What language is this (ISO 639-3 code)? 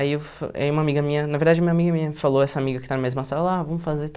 por